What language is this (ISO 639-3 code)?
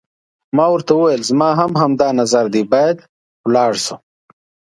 pus